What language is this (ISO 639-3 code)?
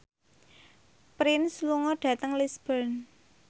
jav